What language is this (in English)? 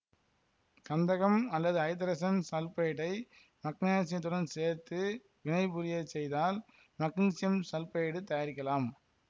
Tamil